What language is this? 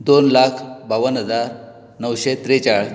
Konkani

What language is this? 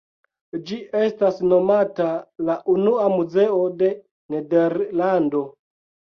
Esperanto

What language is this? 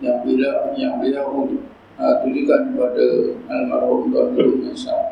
Malay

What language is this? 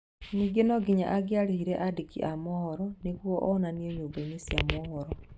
Kikuyu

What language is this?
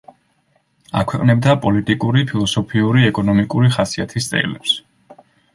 Georgian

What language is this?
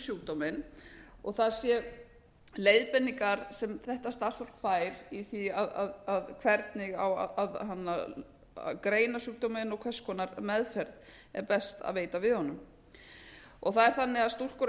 Icelandic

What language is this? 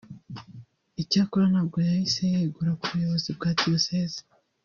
Kinyarwanda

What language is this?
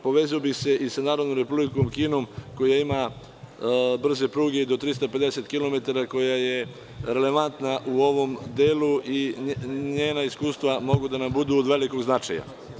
Serbian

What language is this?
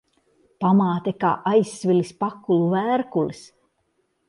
Latvian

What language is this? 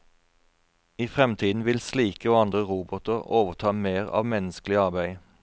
Norwegian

